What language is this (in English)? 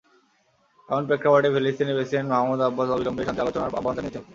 Bangla